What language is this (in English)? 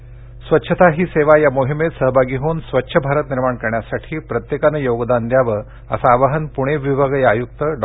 Marathi